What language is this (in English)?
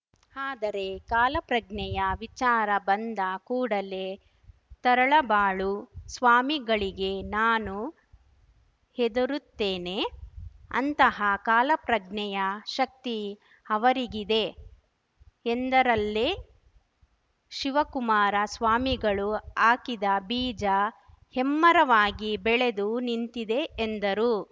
Kannada